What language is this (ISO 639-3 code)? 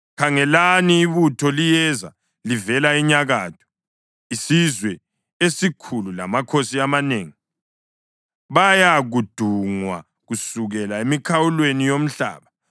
nde